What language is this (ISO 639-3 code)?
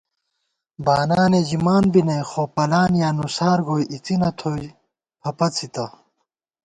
gwt